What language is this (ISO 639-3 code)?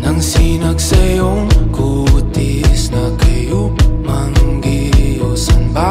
ind